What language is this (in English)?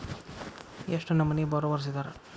Kannada